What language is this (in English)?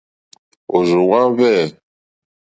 Mokpwe